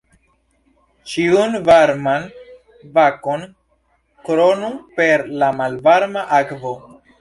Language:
Esperanto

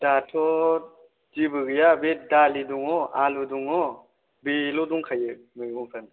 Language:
Bodo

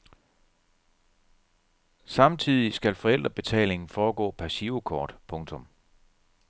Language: Danish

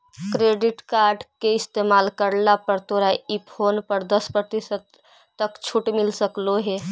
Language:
Magahi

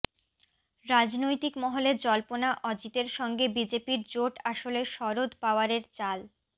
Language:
Bangla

